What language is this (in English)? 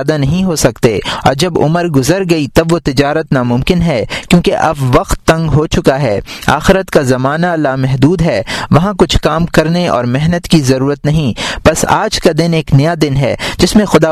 Urdu